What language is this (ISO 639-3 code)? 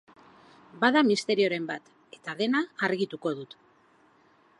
eus